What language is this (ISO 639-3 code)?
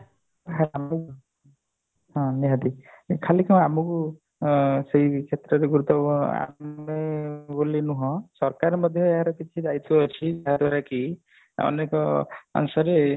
ori